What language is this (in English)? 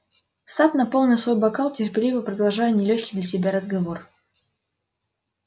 Russian